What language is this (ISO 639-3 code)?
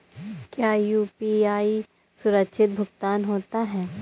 hin